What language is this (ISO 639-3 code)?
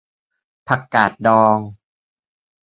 tha